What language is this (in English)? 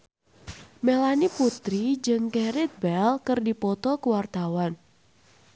Sundanese